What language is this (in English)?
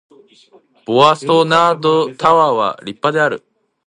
Japanese